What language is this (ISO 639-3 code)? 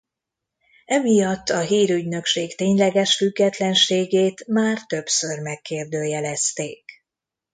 hun